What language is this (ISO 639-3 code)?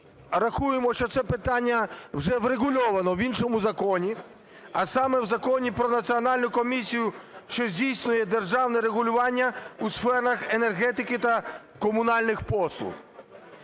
ukr